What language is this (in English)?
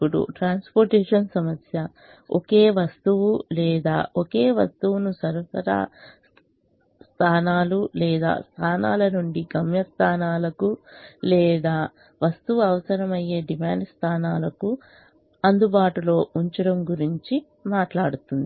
Telugu